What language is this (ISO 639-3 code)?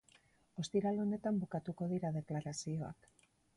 eus